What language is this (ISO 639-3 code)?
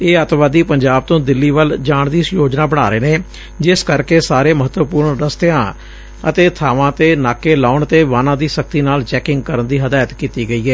pan